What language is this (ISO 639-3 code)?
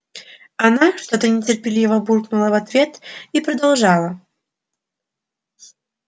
rus